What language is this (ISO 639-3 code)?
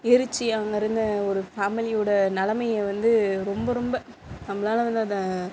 tam